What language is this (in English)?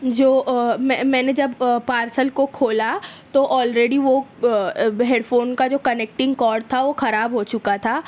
Urdu